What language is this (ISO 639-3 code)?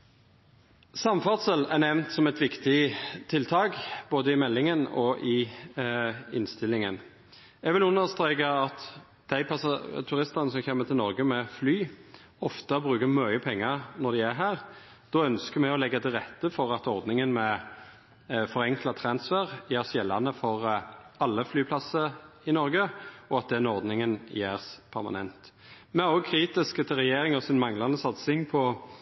nno